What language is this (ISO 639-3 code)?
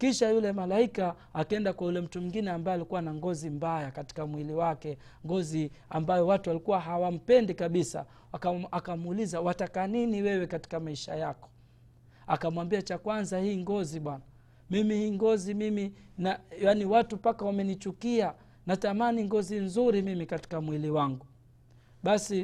swa